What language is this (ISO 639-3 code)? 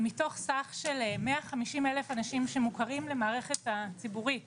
heb